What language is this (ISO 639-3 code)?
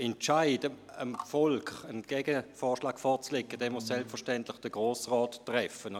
gsw